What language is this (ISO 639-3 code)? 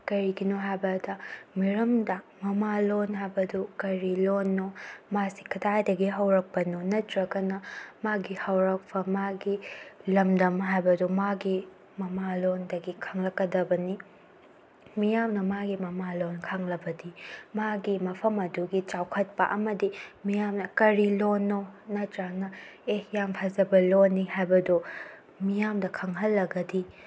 mni